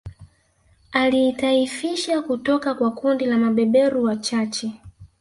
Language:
Swahili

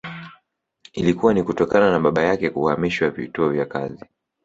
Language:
Swahili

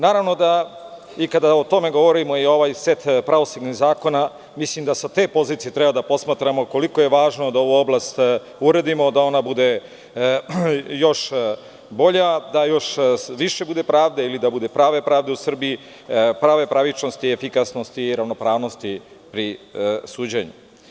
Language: Serbian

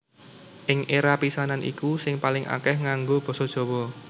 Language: Javanese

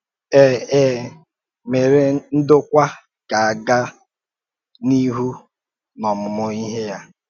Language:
Igbo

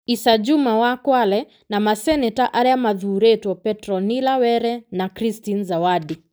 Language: Kikuyu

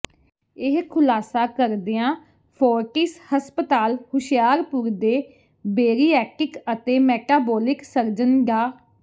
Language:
Punjabi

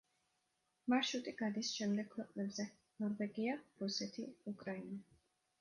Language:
Georgian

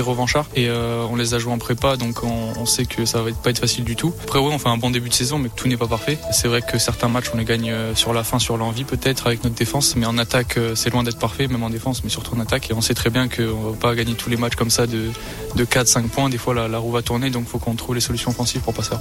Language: French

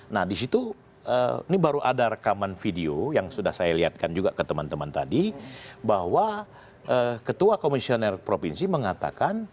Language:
Indonesian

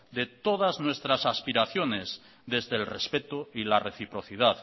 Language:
Spanish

